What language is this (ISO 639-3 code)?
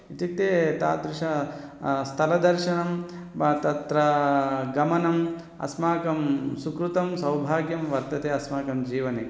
san